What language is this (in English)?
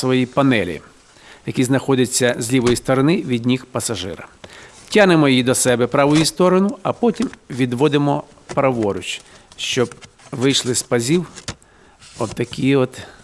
Ukrainian